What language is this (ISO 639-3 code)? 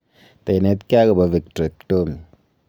kln